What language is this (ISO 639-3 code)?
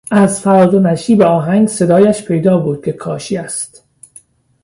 fas